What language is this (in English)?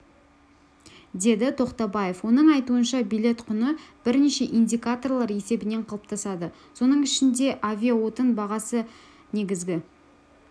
Kazakh